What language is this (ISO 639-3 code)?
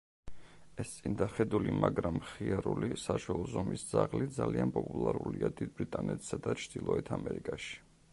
kat